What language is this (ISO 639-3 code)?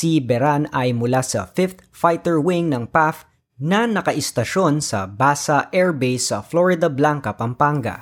fil